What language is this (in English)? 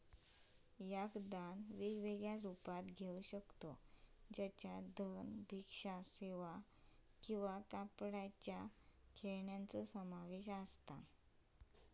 Marathi